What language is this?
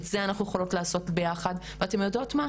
Hebrew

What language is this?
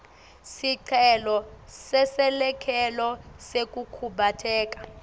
Swati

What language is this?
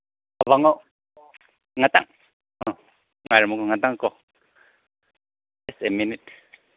Manipuri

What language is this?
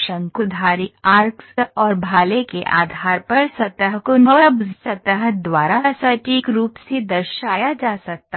Hindi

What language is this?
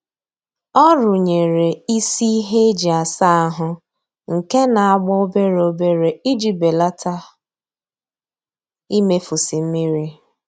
Igbo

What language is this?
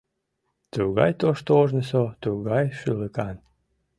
Mari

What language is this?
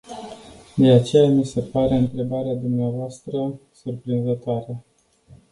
Romanian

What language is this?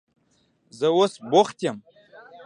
Pashto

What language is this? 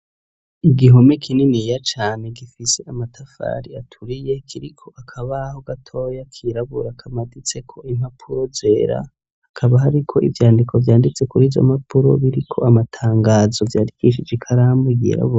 Rundi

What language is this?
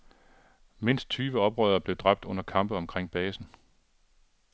Danish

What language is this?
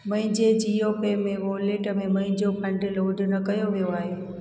Sindhi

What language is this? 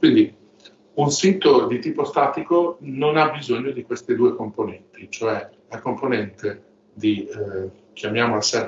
Italian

